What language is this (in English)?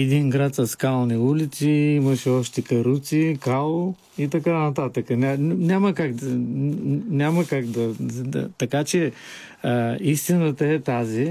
Bulgarian